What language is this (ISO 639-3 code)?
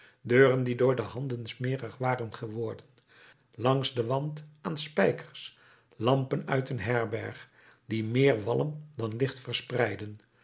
nld